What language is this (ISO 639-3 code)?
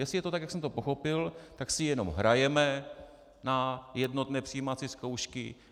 ces